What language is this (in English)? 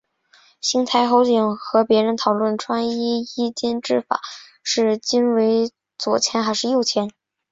Chinese